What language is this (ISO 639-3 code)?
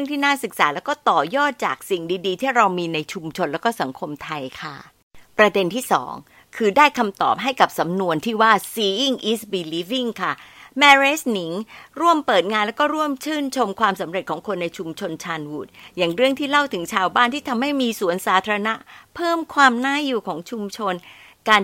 tha